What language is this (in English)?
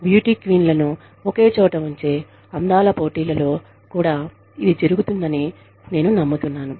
Telugu